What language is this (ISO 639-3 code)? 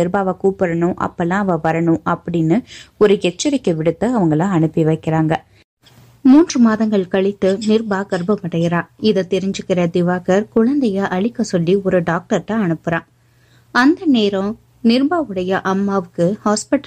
tam